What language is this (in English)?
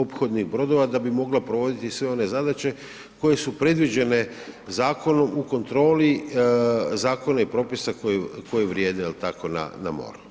Croatian